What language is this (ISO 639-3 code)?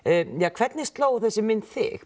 isl